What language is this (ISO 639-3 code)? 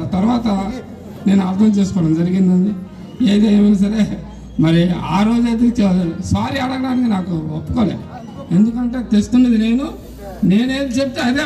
tel